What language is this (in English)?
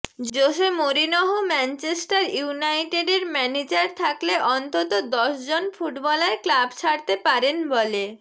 Bangla